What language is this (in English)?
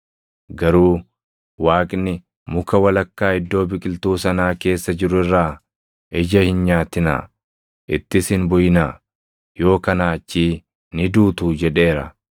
Oromo